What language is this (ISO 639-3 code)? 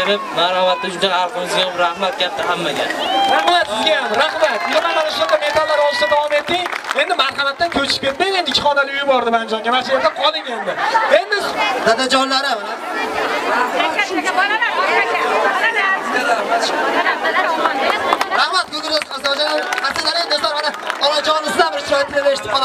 tur